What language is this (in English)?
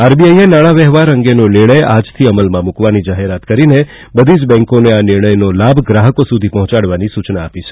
Gujarati